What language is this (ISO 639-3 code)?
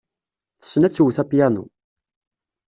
kab